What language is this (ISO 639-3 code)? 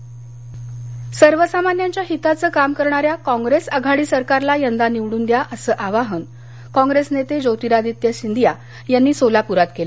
mar